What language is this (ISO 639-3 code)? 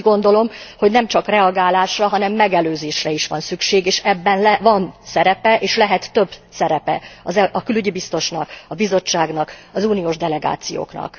hun